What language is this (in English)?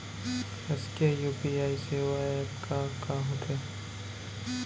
Chhattisgarhi